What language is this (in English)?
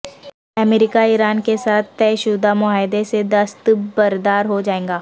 Urdu